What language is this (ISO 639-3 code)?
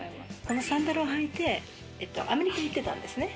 jpn